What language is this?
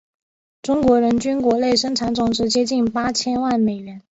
Chinese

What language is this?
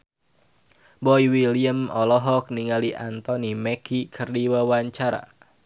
Sundanese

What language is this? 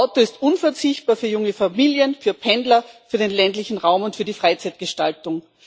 German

